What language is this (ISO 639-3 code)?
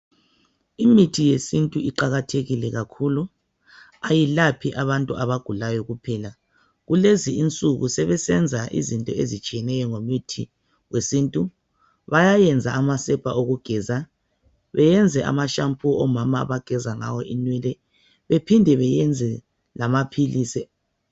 nde